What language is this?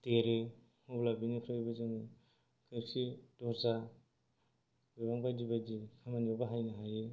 Bodo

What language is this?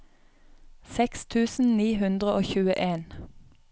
Norwegian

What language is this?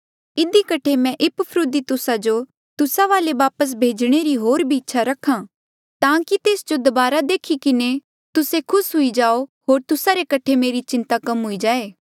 Mandeali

